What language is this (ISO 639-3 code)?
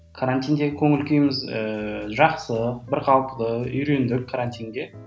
kaz